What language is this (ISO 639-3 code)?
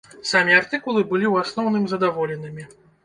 bel